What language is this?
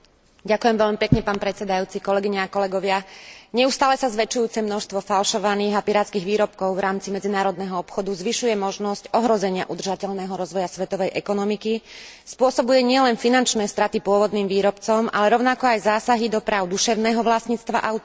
Slovak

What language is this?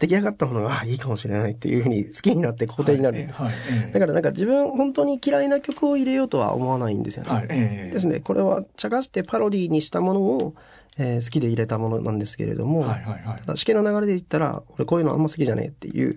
Japanese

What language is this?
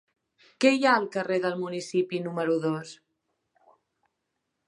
Catalan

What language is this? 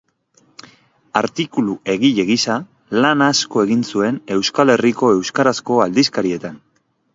Basque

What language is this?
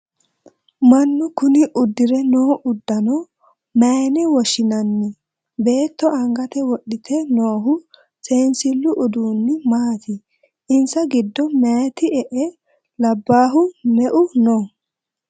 Sidamo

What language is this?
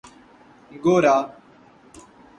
Urdu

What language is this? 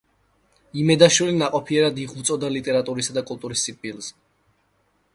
Georgian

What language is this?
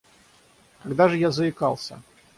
Russian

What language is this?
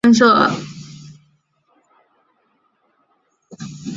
Chinese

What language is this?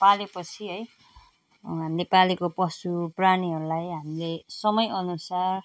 Nepali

